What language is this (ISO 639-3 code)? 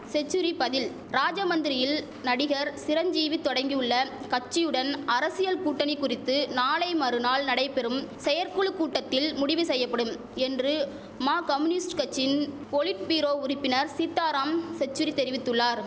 tam